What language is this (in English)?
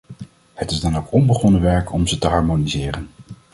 Dutch